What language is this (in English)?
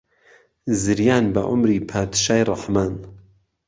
Central Kurdish